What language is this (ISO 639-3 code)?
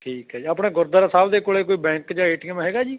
pan